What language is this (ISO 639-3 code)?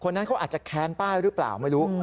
tha